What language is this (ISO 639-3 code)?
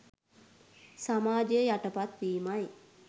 sin